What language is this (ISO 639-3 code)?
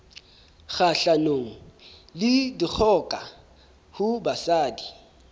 sot